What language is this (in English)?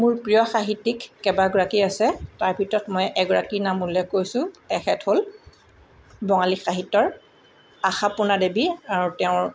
Assamese